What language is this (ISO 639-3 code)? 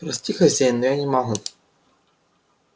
rus